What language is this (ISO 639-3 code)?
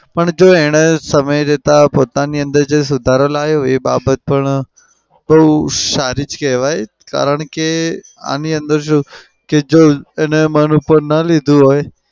guj